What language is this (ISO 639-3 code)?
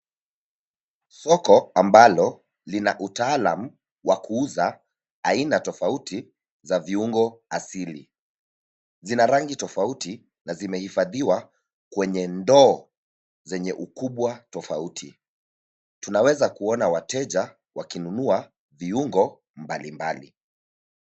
swa